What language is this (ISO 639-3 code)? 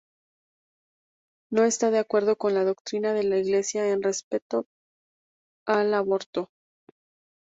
spa